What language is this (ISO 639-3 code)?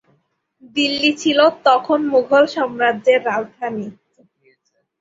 ben